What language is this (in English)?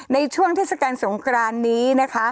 Thai